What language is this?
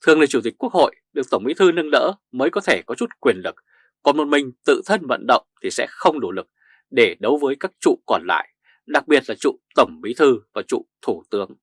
Vietnamese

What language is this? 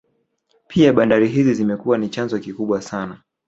Swahili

